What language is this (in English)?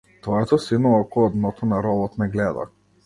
Macedonian